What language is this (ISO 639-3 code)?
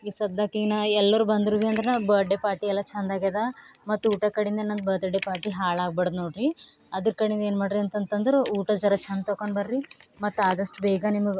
kan